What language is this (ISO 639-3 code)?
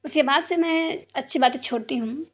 urd